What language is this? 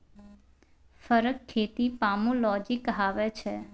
Maithili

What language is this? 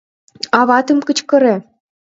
Mari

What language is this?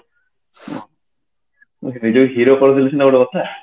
Odia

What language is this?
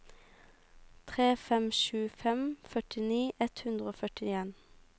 Norwegian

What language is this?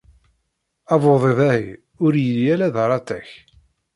Kabyle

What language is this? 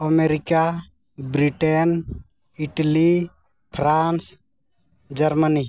Santali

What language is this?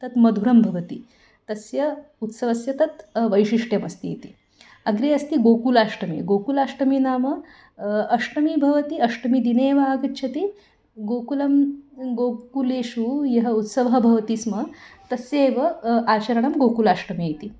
Sanskrit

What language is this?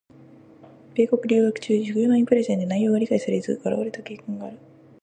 Japanese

